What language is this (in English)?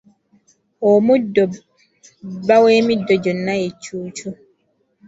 Ganda